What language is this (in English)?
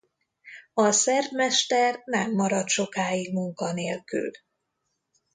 Hungarian